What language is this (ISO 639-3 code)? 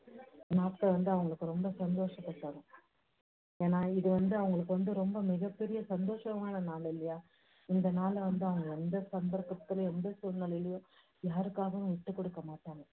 tam